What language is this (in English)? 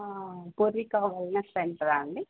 Telugu